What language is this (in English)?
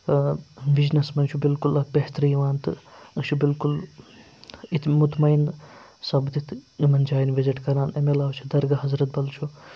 Kashmiri